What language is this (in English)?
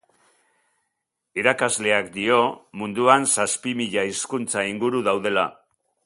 Basque